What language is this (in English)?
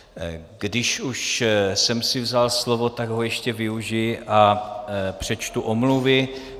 Czech